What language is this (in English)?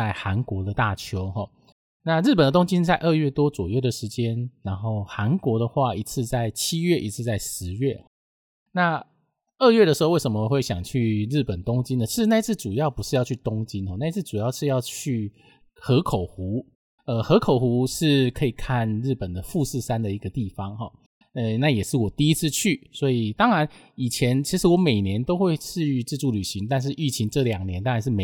Chinese